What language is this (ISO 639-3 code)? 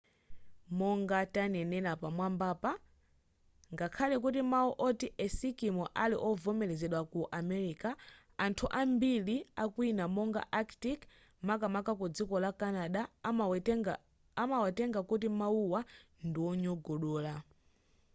nya